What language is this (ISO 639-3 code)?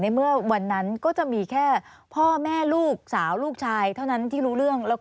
tha